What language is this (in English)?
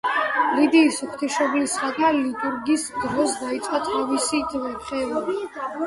Georgian